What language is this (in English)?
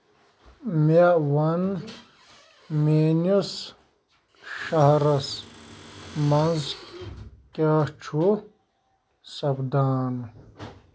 Kashmiri